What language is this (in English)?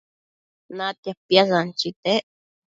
Matsés